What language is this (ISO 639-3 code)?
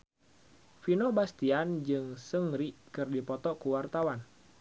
sun